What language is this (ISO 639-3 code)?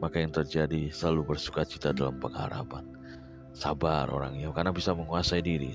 ind